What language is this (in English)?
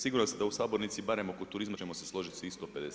Croatian